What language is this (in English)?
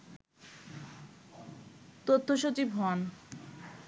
Bangla